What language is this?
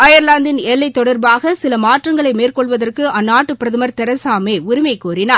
Tamil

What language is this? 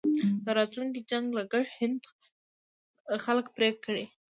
Pashto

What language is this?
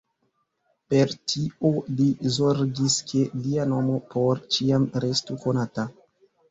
Esperanto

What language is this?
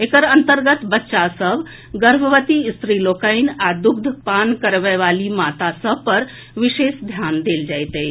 Maithili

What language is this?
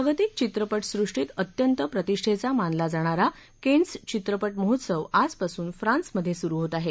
Marathi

